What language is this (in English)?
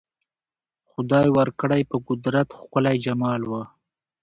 Pashto